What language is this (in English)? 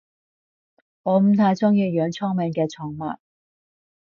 Cantonese